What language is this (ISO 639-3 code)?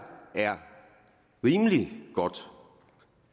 dan